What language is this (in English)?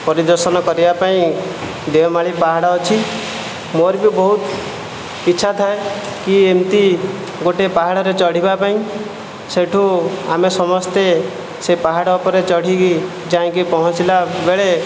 Odia